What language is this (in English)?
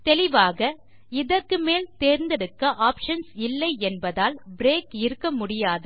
Tamil